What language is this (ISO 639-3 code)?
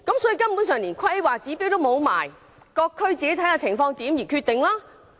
yue